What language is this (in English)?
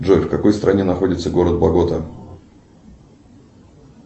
Russian